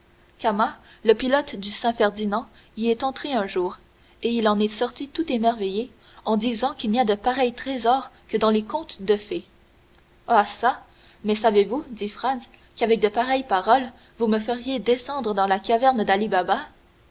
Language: French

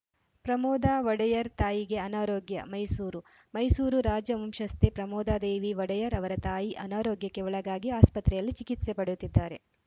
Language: Kannada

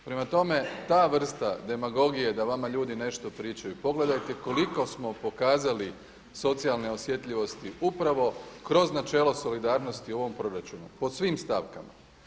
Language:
Croatian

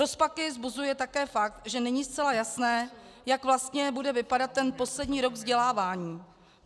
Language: Czech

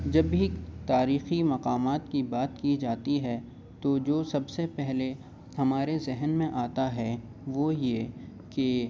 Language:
Urdu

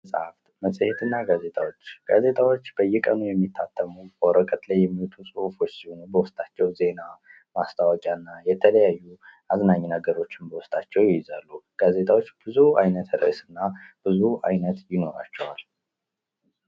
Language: Amharic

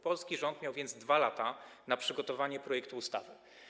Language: Polish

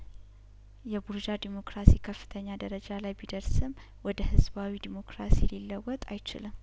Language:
Amharic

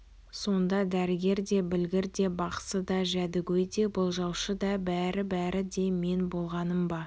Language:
Kazakh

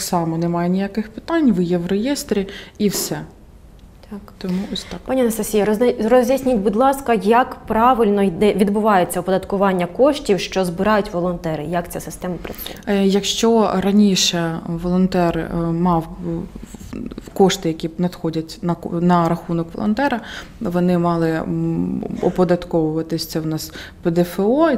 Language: Ukrainian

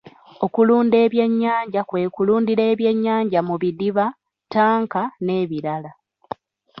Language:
Ganda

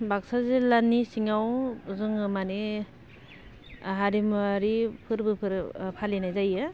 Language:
Bodo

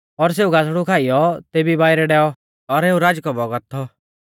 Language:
Mahasu Pahari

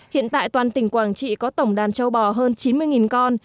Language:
Vietnamese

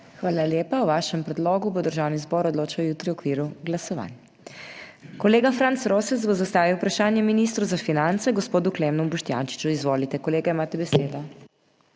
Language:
Slovenian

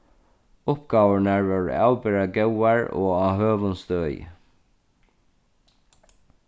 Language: Faroese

